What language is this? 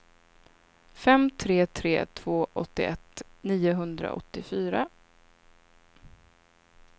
Swedish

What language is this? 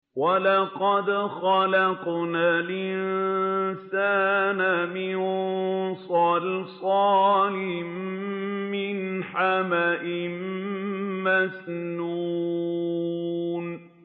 Arabic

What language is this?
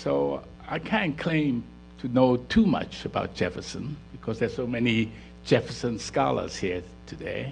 English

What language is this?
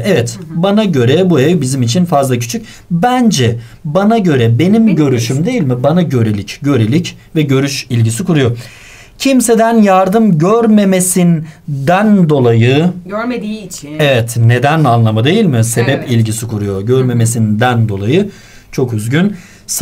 Turkish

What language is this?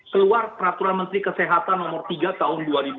Indonesian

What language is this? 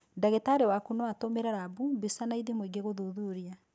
Kikuyu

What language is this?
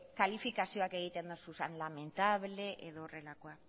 Basque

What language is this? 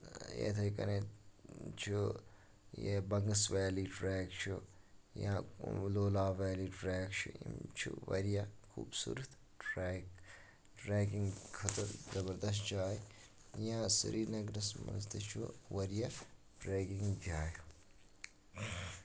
Kashmiri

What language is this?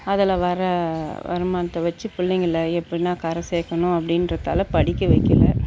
Tamil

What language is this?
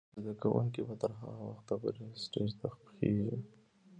Pashto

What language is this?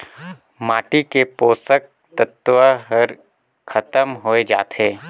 Chhattisgarhi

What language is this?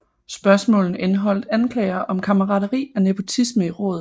Danish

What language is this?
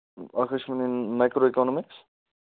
Kashmiri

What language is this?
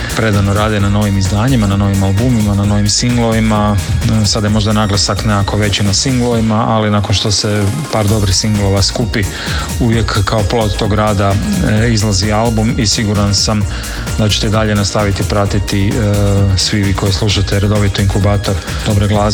Croatian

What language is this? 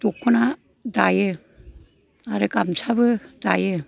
Bodo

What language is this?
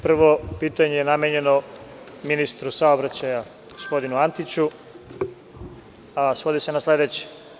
Serbian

